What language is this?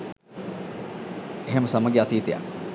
Sinhala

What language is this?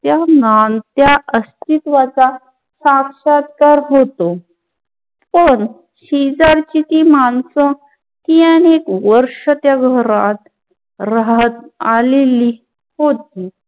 Marathi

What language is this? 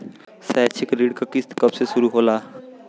Bhojpuri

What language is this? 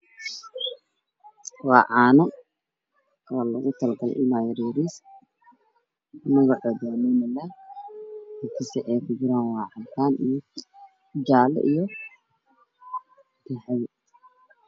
Somali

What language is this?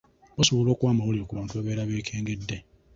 Ganda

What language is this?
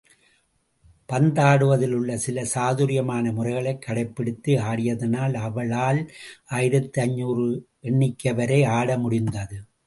Tamil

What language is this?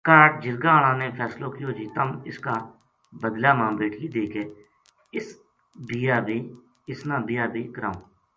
Gujari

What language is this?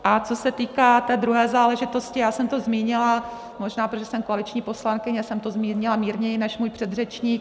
Czech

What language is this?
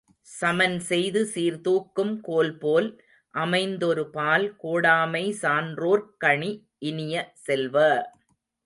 Tamil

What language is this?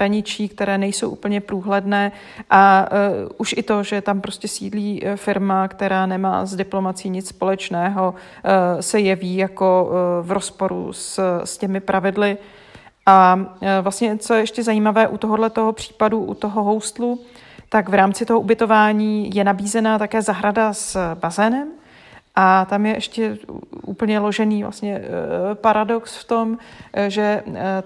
Czech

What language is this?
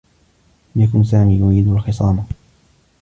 Arabic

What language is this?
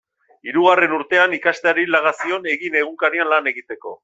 Basque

